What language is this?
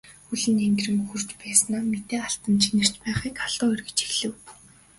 Mongolian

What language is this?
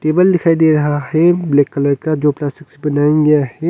Hindi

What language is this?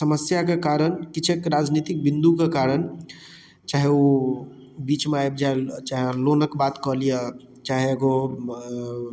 Maithili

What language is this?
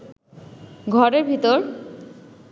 Bangla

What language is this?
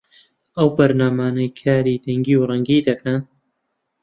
Central Kurdish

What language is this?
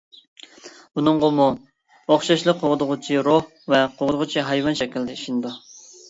Uyghur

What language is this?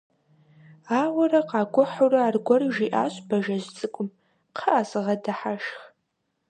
Kabardian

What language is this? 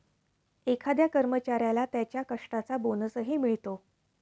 Marathi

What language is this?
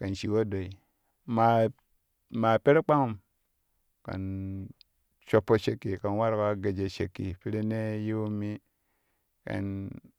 Kushi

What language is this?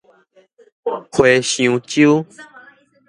Min Nan Chinese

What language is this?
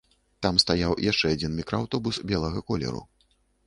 Belarusian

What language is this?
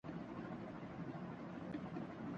Urdu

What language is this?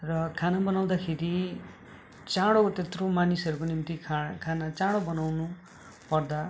Nepali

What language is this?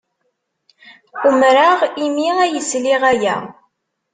Kabyle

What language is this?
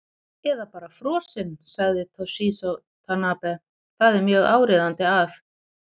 Icelandic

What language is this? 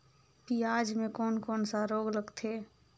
Chhattisgarhi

